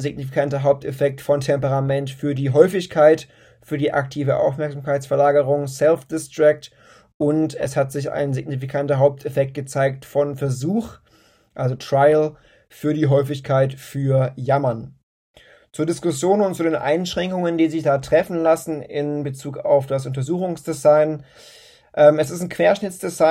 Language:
German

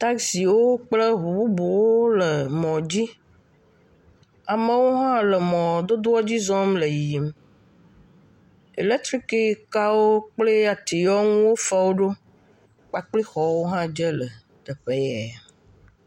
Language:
Ewe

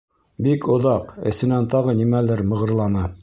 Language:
Bashkir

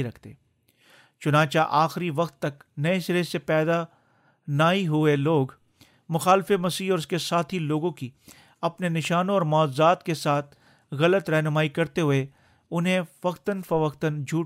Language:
Urdu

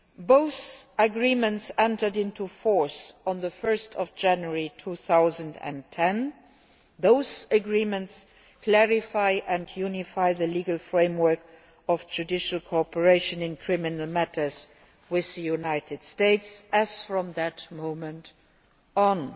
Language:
English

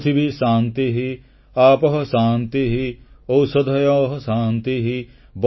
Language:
Odia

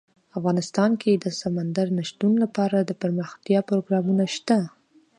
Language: Pashto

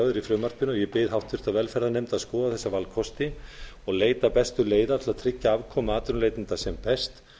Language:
Icelandic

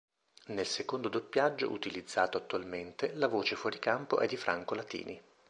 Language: Italian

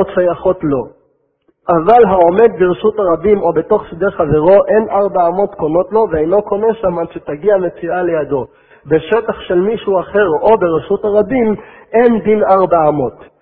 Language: Hebrew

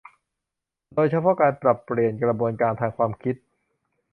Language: Thai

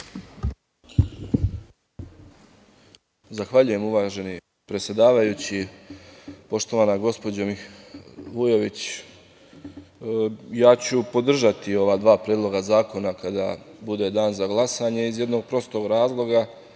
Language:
Serbian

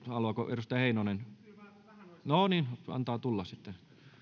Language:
Finnish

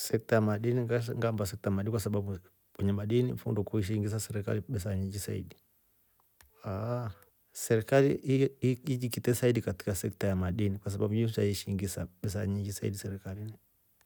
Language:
Rombo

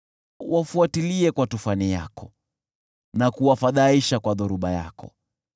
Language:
Swahili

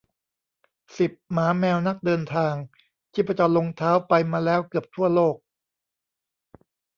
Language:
Thai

